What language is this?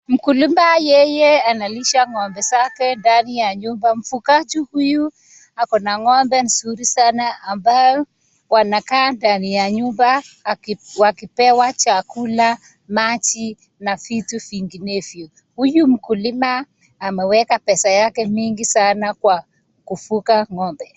Swahili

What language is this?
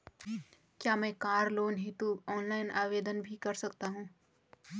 Hindi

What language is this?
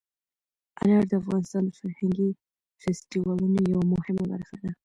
Pashto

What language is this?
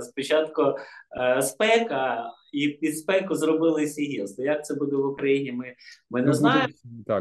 Ukrainian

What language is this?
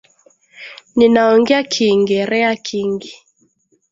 Swahili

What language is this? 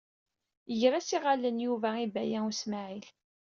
Kabyle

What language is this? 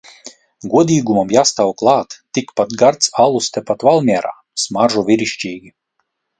Latvian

